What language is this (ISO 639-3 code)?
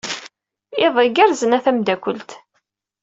kab